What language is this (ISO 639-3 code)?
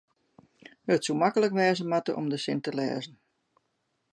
fry